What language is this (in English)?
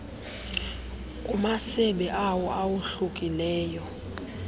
Xhosa